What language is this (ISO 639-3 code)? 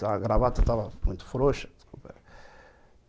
por